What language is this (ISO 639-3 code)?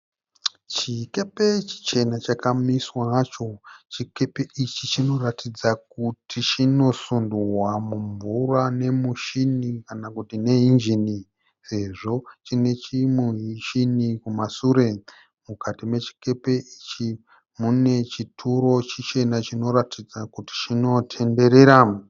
sna